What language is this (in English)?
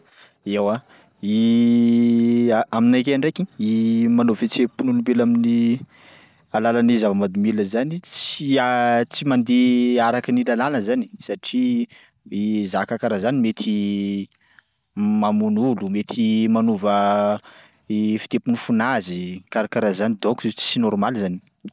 Sakalava Malagasy